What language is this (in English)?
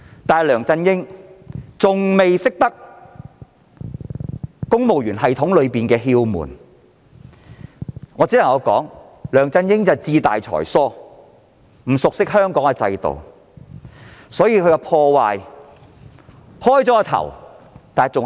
Cantonese